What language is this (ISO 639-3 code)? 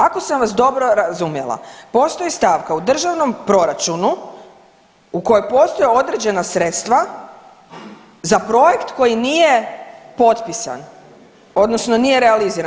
hrv